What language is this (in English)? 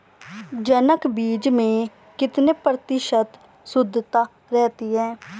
Hindi